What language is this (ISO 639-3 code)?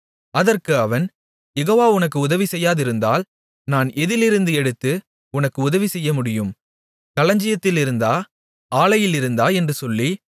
tam